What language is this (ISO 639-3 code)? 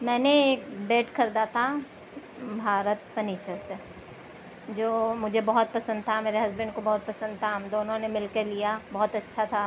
urd